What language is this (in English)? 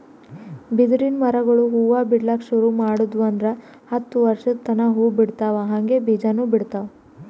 Kannada